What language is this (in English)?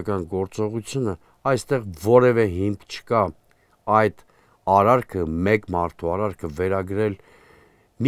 Romanian